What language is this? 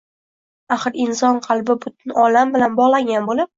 Uzbek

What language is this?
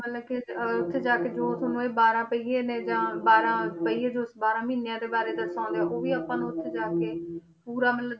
Punjabi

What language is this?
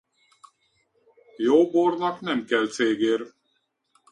Hungarian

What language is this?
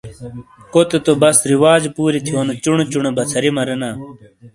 Shina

